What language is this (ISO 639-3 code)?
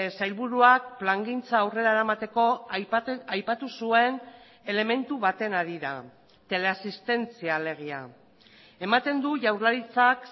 eus